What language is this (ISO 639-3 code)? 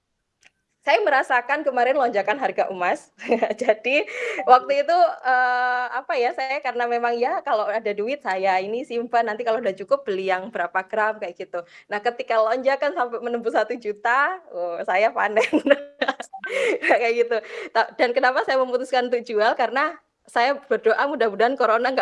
ind